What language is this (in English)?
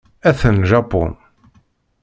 Kabyle